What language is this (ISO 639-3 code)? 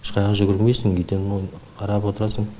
kaz